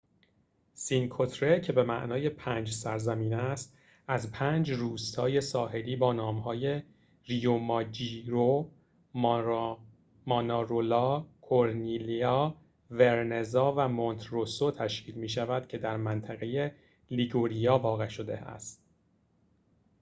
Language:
Persian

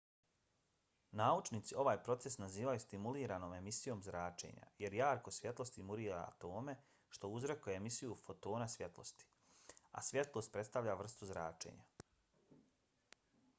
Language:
Bosnian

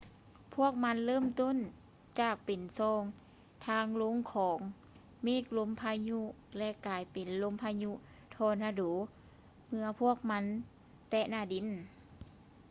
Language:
Lao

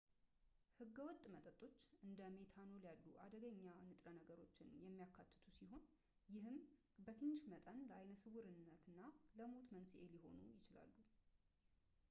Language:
Amharic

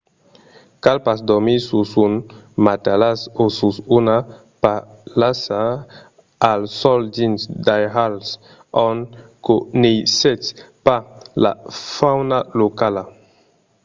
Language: Occitan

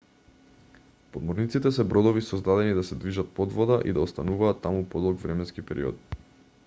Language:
Macedonian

